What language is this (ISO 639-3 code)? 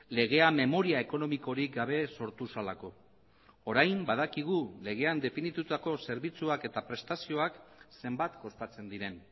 eus